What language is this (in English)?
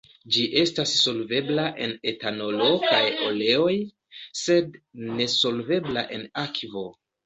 Esperanto